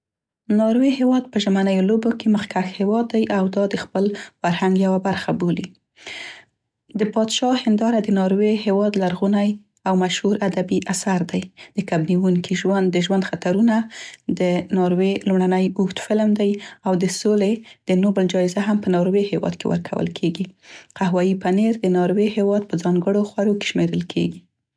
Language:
Central Pashto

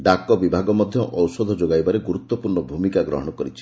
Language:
Odia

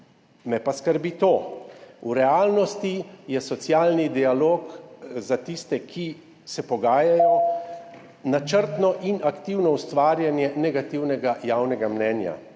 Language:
Slovenian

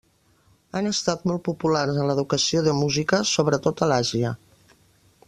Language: Catalan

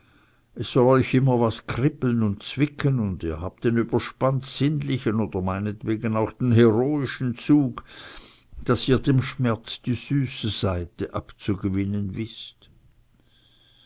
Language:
German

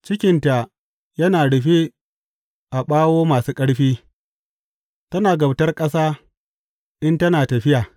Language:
Hausa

